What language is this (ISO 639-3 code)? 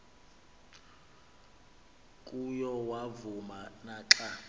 xho